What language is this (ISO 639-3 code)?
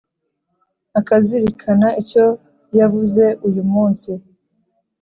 kin